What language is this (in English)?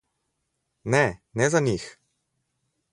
Slovenian